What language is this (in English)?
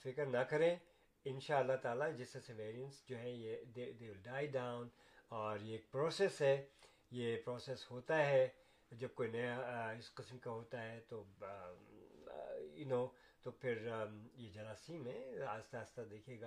Urdu